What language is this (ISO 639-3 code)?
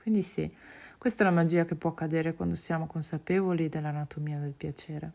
ita